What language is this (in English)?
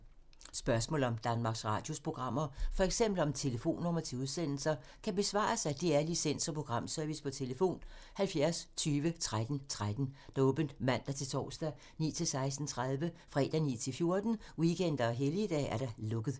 Danish